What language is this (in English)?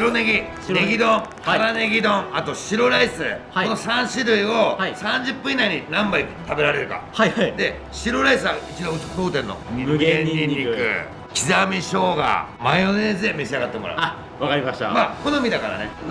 Japanese